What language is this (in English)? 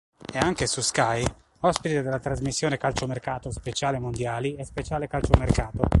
Italian